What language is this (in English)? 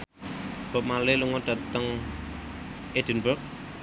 Javanese